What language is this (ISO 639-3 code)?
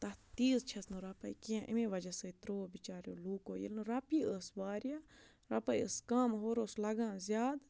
kas